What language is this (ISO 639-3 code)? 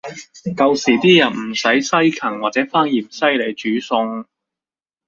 yue